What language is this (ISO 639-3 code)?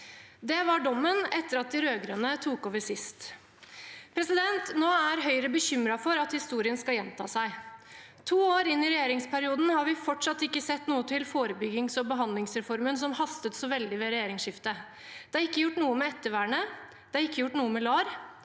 nor